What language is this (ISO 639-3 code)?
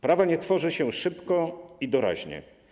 pol